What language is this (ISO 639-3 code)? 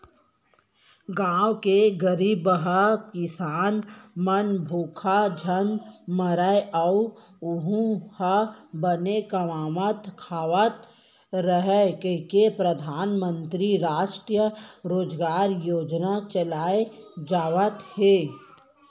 hne